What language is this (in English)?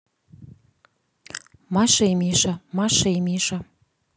Russian